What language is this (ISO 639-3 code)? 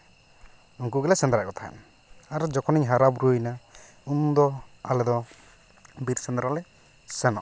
sat